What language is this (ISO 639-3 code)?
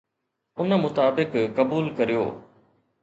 snd